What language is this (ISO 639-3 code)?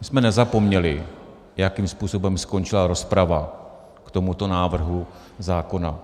ces